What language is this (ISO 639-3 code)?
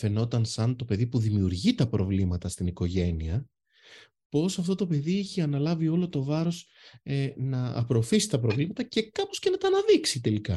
ell